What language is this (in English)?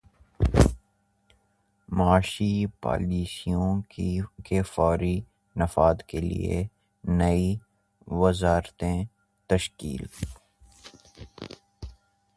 Urdu